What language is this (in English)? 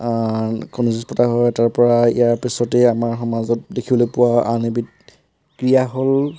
Assamese